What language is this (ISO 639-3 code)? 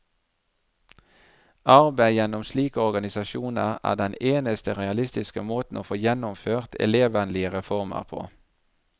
nor